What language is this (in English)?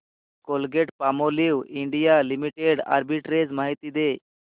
Marathi